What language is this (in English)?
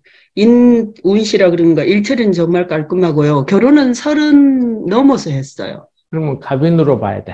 Korean